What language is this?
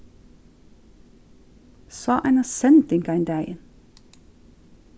Faroese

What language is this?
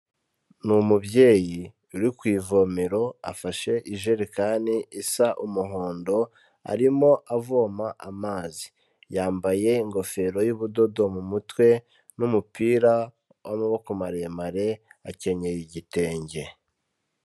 Kinyarwanda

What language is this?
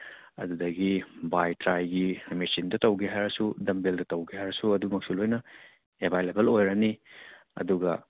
Manipuri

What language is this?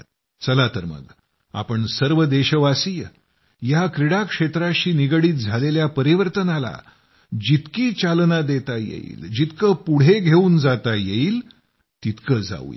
Marathi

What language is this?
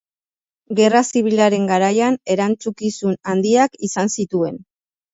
Basque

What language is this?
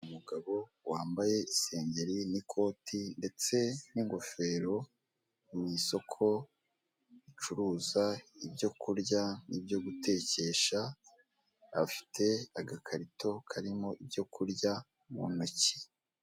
Kinyarwanda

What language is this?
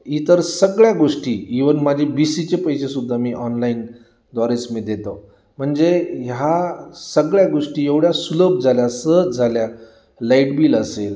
Marathi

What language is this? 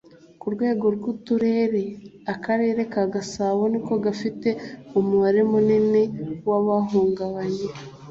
Kinyarwanda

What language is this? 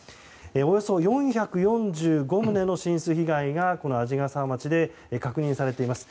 Japanese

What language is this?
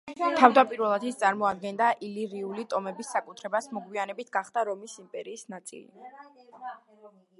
Georgian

